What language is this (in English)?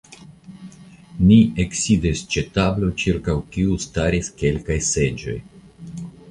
Esperanto